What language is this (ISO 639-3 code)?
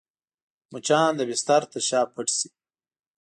pus